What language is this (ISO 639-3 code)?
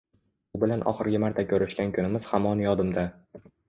uzb